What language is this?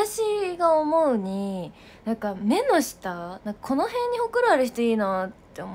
Japanese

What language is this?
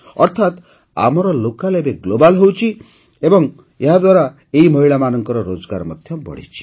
Odia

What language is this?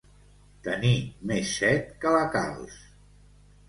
Catalan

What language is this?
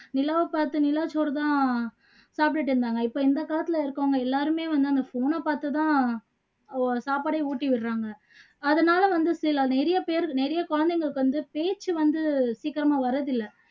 Tamil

